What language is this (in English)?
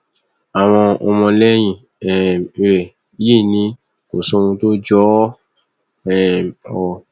Yoruba